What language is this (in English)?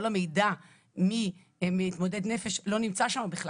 Hebrew